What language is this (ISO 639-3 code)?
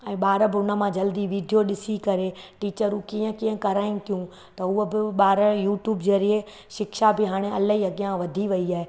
snd